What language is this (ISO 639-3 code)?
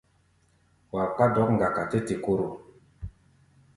gba